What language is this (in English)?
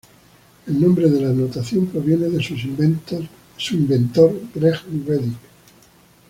Spanish